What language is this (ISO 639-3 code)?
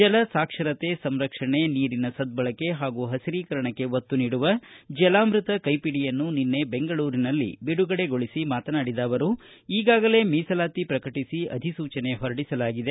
kan